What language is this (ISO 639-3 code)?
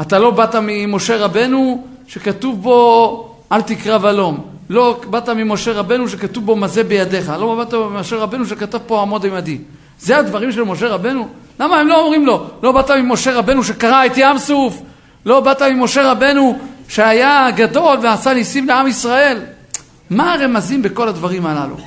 heb